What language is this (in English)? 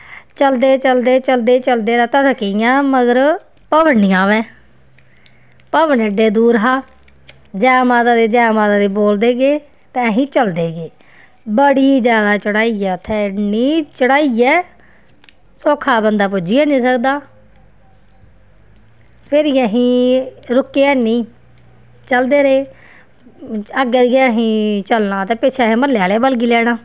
Dogri